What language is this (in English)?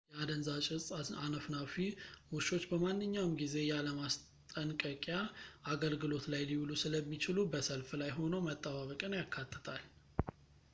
Amharic